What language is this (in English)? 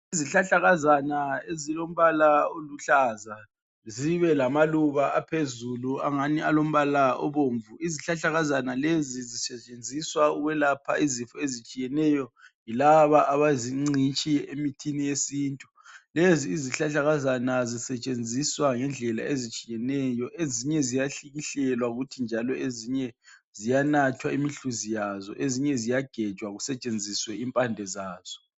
North Ndebele